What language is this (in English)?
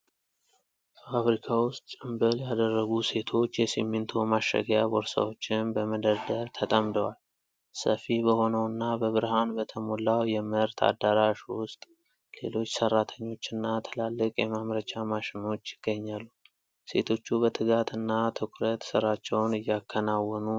Amharic